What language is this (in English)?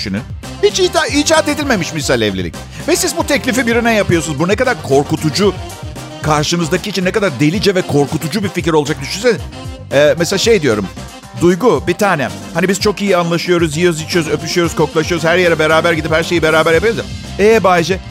Turkish